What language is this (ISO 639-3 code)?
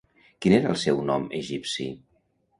cat